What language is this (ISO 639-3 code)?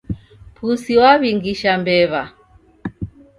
dav